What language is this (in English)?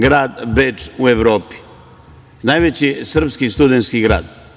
Serbian